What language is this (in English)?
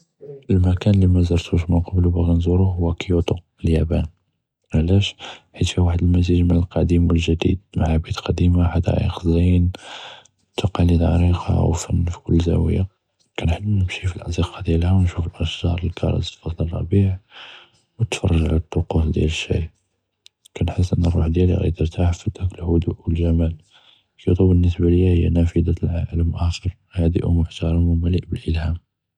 Judeo-Arabic